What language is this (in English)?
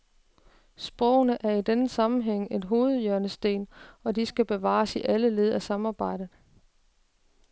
Danish